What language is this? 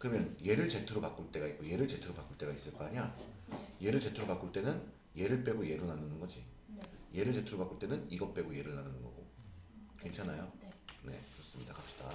Korean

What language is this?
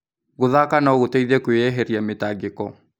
Kikuyu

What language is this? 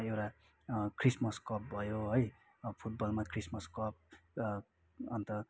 Nepali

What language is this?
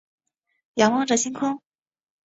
Chinese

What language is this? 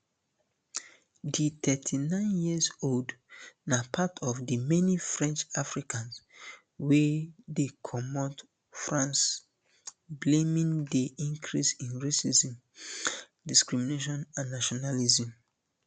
Nigerian Pidgin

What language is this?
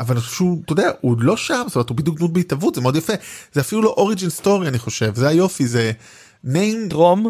Hebrew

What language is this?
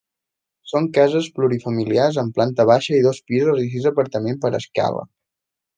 Catalan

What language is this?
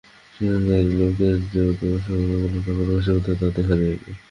Bangla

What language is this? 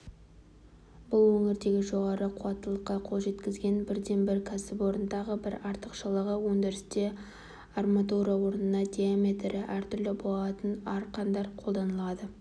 Kazakh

